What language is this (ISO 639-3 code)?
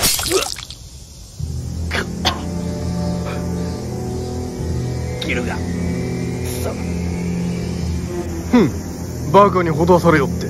jpn